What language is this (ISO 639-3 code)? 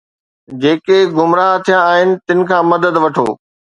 snd